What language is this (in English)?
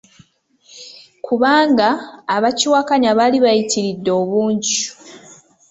Ganda